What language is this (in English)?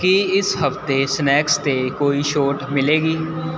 Punjabi